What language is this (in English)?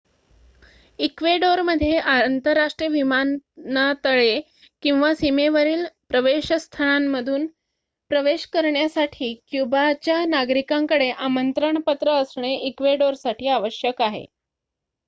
Marathi